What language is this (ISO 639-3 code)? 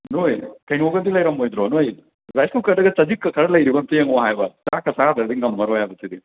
mni